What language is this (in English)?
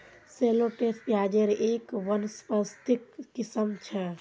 Magahi